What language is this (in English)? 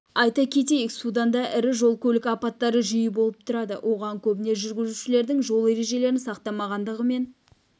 Kazakh